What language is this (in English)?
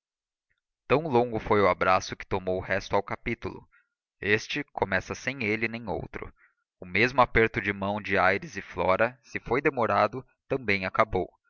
Portuguese